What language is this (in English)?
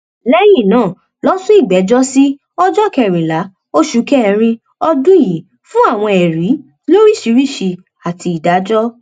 Yoruba